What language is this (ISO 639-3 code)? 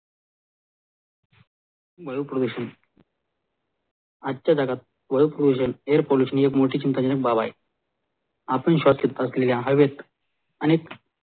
mar